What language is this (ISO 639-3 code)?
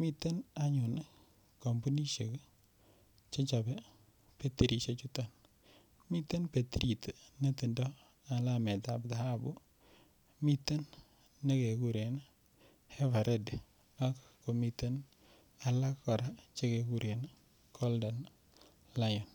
kln